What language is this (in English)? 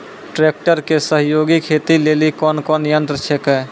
Maithili